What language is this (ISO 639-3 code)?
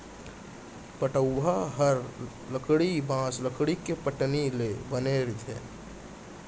hne